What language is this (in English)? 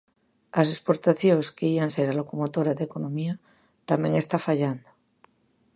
Galician